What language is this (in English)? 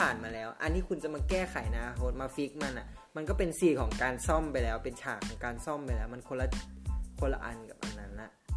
Thai